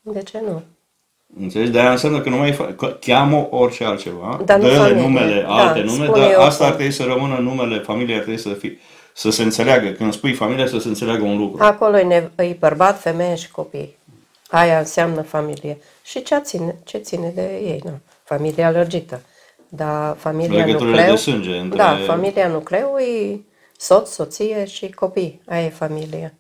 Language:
Romanian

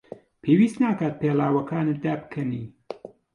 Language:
Central Kurdish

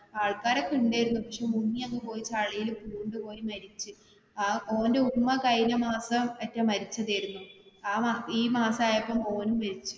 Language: Malayalam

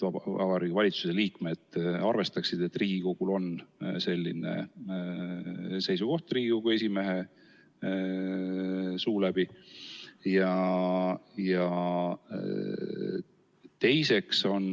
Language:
Estonian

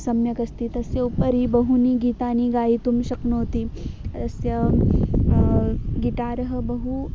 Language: Sanskrit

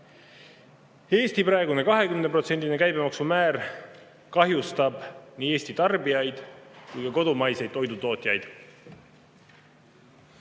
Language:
Estonian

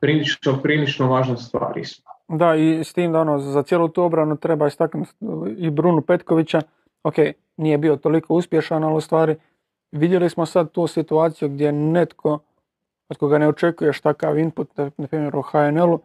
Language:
Croatian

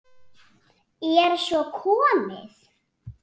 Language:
Icelandic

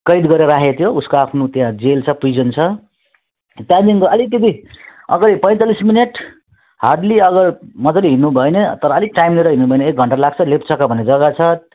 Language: Nepali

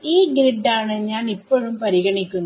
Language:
Malayalam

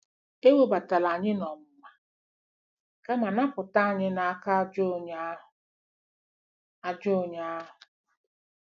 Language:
Igbo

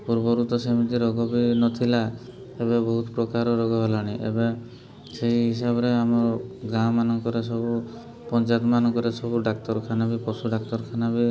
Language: Odia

